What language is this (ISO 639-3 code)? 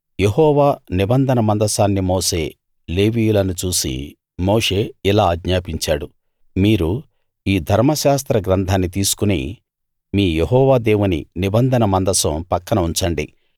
tel